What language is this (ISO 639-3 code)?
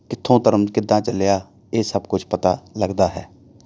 pan